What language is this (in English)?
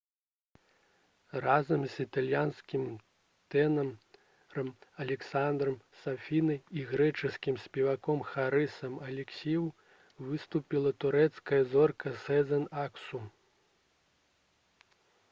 Belarusian